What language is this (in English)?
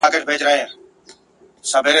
Pashto